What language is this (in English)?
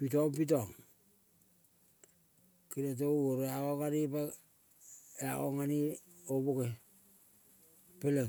Kol (Papua New Guinea)